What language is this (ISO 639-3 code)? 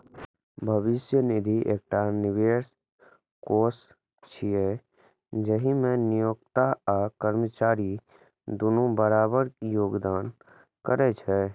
mai